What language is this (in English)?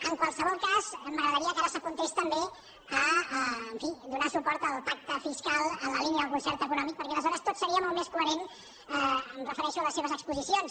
Catalan